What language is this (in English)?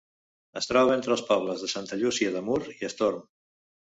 Catalan